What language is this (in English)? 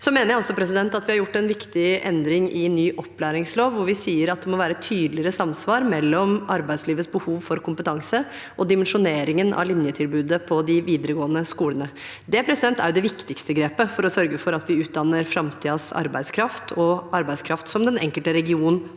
Norwegian